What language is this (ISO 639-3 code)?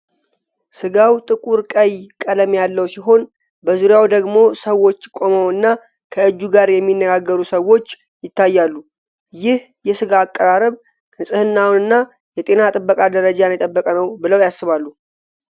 amh